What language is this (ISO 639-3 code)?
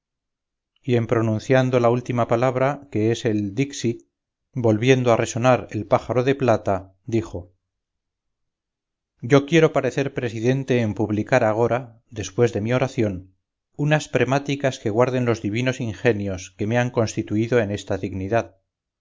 spa